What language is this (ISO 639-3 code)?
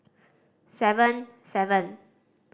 eng